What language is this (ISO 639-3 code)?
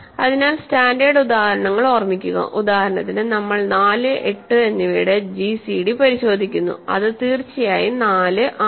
mal